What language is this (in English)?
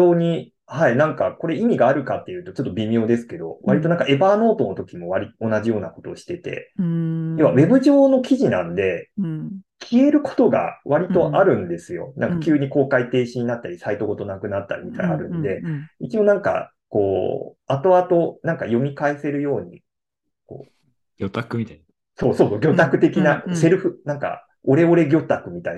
Japanese